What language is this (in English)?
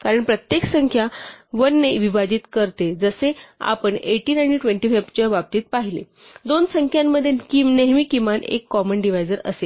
Marathi